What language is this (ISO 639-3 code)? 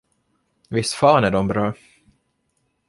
swe